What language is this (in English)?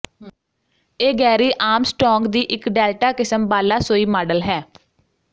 Punjabi